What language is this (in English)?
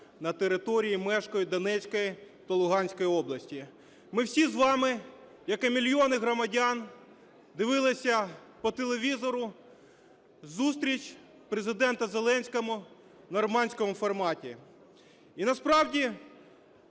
Ukrainian